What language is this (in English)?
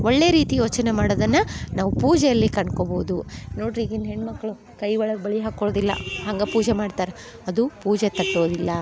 Kannada